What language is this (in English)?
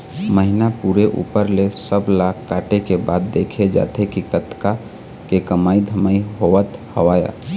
Chhattisgarhi